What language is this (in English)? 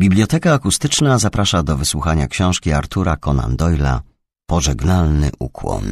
Polish